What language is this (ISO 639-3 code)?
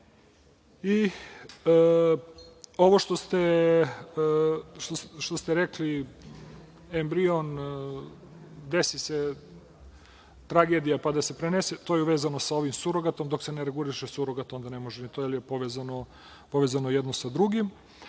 srp